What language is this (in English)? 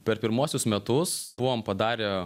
Lithuanian